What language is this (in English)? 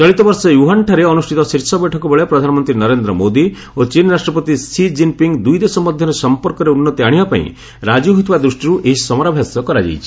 Odia